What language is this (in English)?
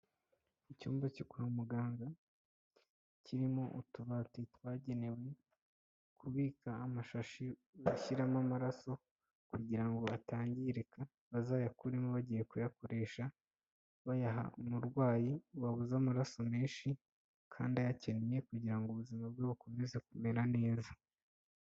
Kinyarwanda